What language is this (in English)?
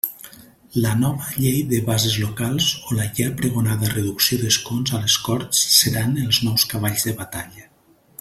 Catalan